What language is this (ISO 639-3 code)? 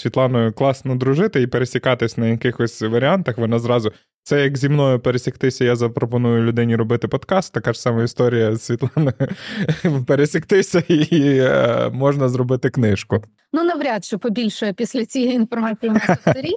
ukr